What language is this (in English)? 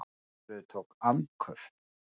Icelandic